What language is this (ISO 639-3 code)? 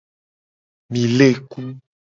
gej